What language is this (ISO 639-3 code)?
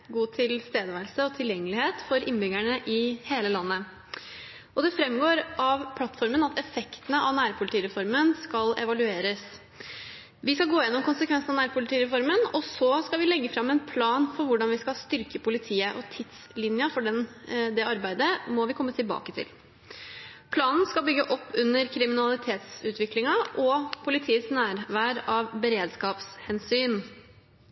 nob